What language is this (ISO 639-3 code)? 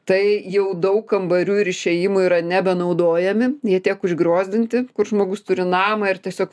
lit